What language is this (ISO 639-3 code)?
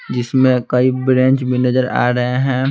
hin